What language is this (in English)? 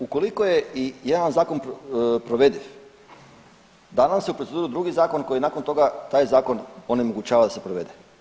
Croatian